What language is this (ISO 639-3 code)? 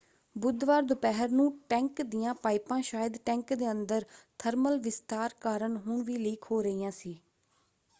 pan